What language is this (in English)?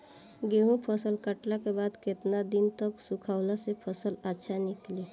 Bhojpuri